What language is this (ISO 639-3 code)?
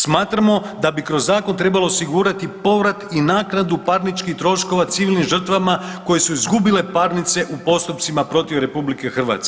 hrv